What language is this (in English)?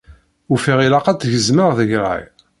Kabyle